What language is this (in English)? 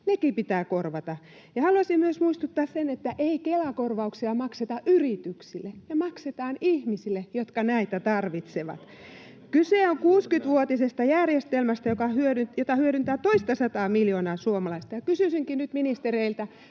Finnish